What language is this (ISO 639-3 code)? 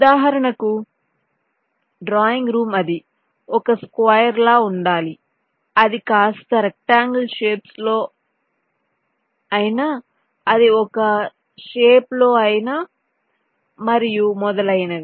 tel